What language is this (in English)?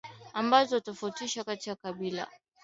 Swahili